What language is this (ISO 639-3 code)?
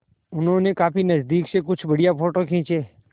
hin